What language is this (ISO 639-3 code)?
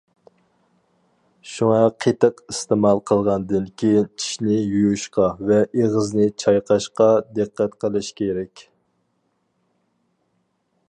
uig